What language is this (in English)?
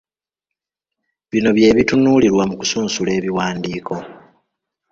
Ganda